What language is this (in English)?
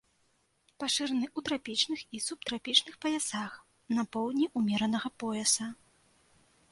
Belarusian